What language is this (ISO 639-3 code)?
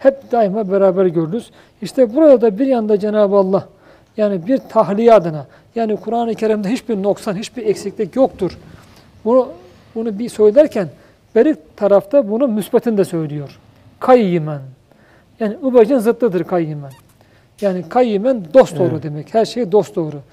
tur